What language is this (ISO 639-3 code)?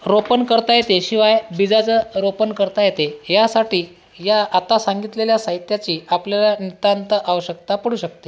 mar